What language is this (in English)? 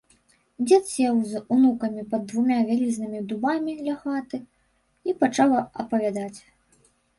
Belarusian